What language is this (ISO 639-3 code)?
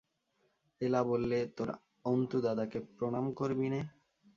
ben